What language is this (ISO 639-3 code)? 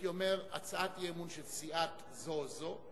heb